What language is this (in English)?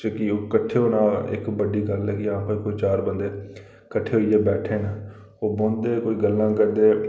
Dogri